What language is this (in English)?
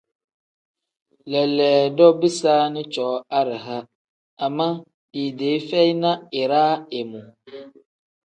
Tem